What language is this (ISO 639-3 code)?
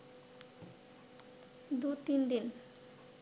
ben